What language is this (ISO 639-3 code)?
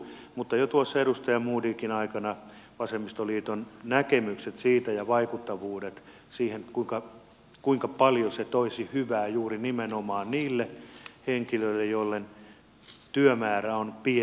fin